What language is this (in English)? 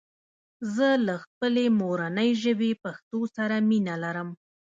Pashto